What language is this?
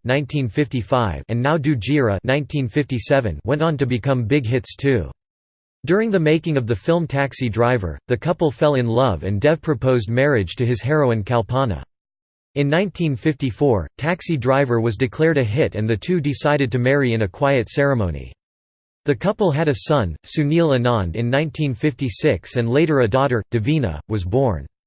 English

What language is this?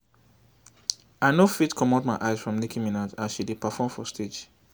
Nigerian Pidgin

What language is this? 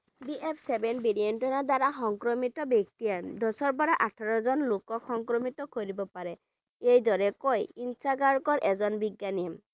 Bangla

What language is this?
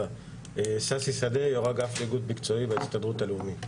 Hebrew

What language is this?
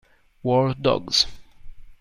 Italian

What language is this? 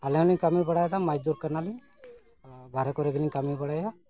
Santali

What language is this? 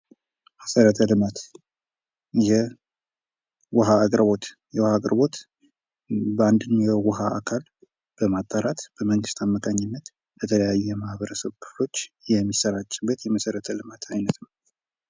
Amharic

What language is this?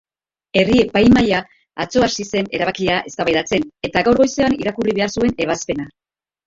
Basque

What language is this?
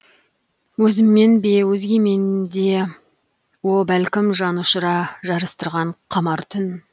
Kazakh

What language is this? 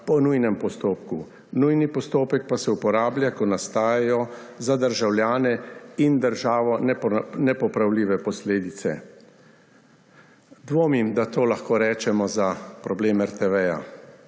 Slovenian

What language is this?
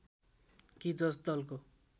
Nepali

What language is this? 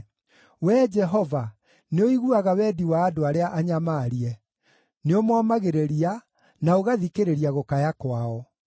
Kikuyu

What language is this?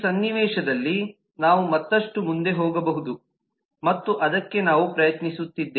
Kannada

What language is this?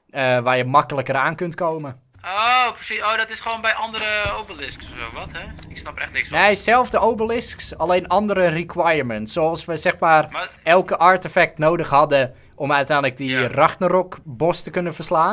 Dutch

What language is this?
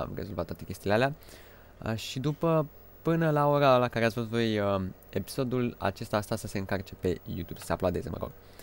Romanian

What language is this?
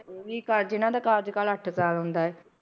Punjabi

